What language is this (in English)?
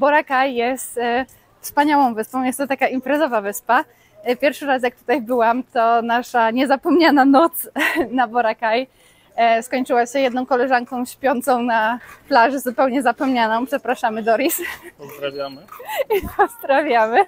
Polish